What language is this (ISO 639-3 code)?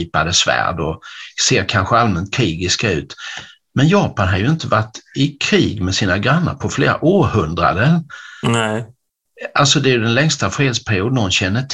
swe